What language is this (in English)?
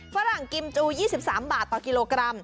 Thai